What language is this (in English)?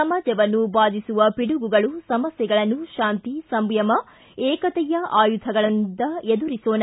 Kannada